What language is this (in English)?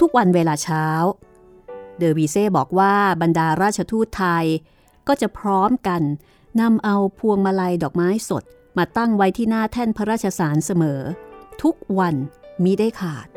Thai